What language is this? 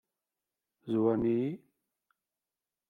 Kabyle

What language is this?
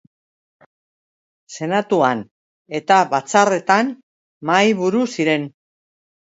Basque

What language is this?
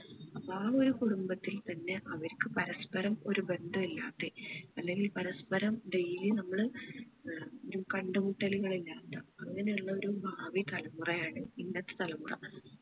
Malayalam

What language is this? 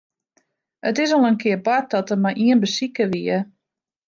Western Frisian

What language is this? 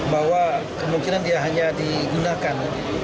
Indonesian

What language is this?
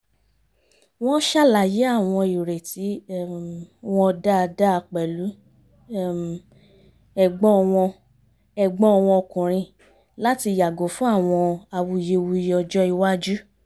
Yoruba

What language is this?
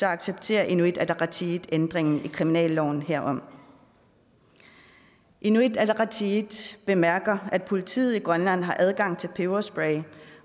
Danish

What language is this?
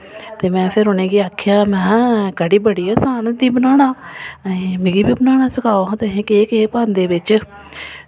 Dogri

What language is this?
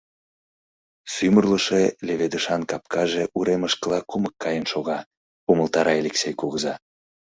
Mari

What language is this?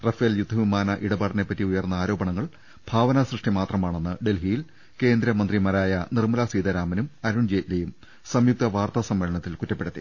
Malayalam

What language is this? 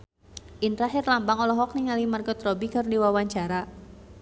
Sundanese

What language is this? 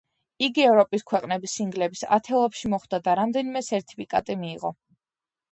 Georgian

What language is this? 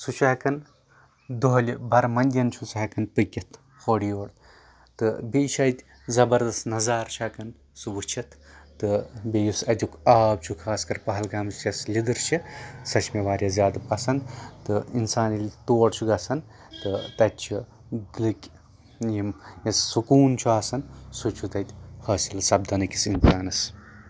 Kashmiri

